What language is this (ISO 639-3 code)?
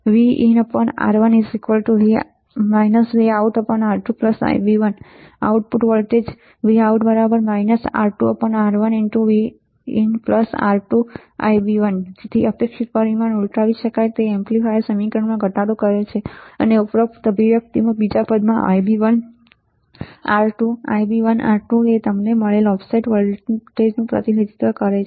guj